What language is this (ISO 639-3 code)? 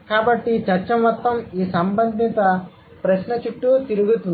tel